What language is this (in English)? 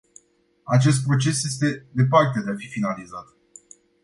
Romanian